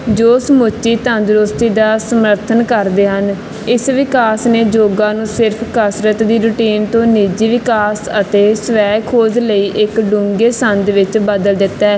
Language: Punjabi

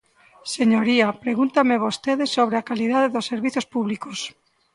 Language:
Galician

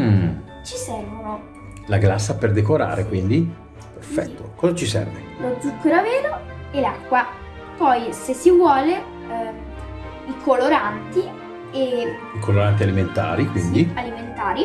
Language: Italian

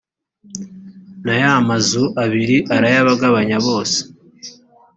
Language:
Kinyarwanda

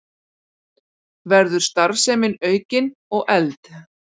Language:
Icelandic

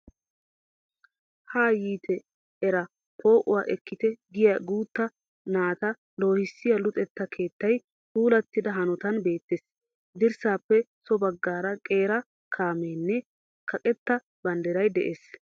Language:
Wolaytta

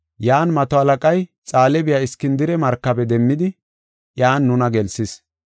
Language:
Gofa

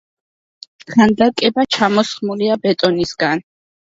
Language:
Georgian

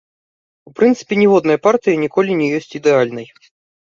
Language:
Belarusian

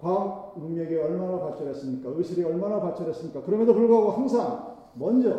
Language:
Korean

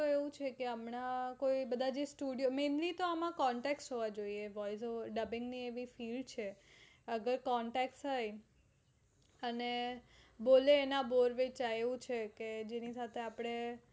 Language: Gujarati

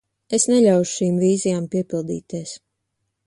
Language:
Latvian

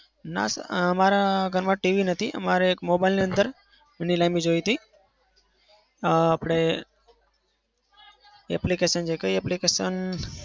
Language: Gujarati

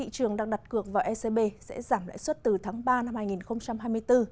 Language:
Vietnamese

